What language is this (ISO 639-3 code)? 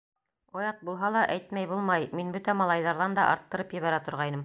bak